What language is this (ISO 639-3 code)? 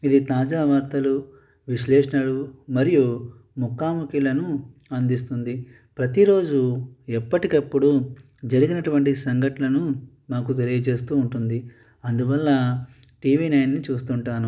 tel